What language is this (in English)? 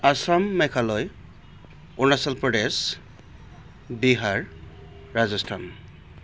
Bodo